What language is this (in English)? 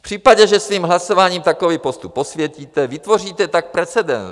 Czech